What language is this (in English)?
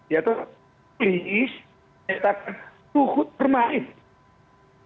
Indonesian